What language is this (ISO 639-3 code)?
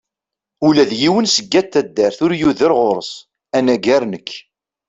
kab